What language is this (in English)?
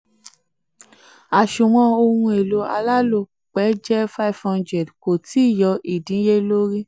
Yoruba